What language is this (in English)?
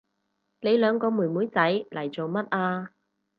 Cantonese